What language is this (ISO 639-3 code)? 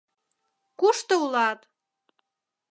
chm